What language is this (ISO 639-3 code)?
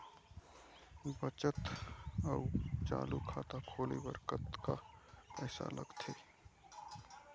hne